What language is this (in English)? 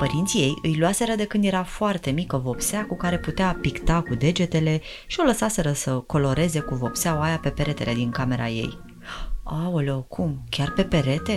Romanian